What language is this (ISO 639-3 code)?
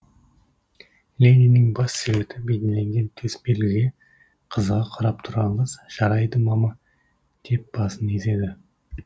kaz